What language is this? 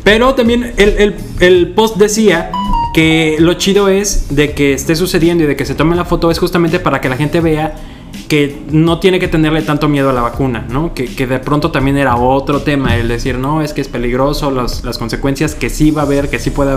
Spanish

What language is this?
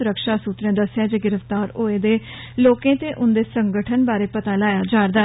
Dogri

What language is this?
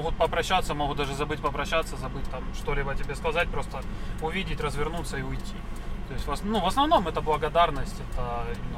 Ukrainian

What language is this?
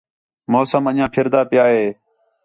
Khetrani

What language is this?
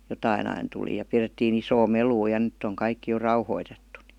Finnish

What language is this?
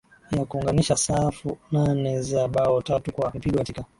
Swahili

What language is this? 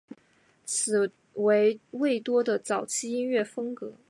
Chinese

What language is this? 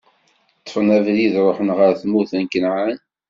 Kabyle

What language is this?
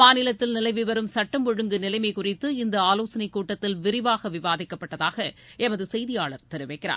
Tamil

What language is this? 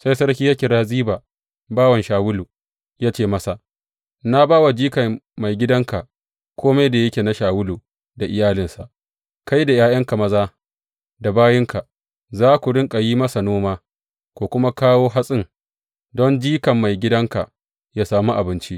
Hausa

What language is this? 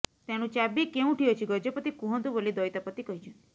Odia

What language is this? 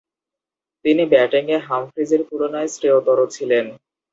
Bangla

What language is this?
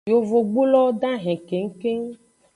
Aja (Benin)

